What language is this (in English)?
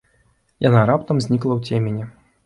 Belarusian